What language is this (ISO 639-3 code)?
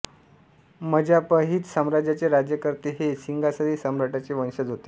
mar